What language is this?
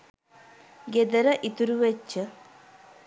Sinhala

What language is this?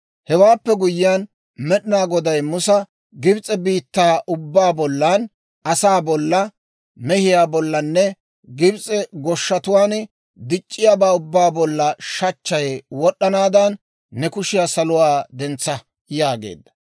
Dawro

